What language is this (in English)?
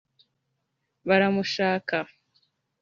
Kinyarwanda